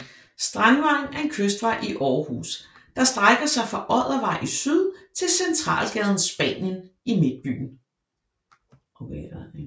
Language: Danish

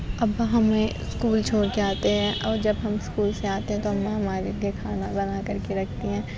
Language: Urdu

